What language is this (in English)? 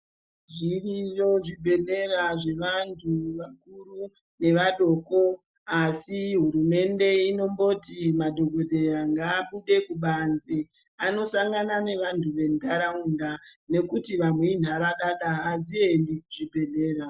Ndau